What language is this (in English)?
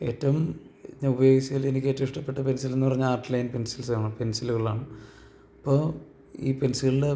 Malayalam